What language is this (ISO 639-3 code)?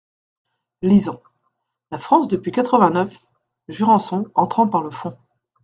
fra